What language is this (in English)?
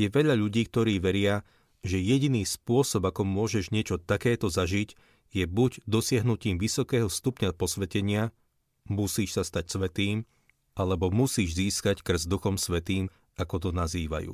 Slovak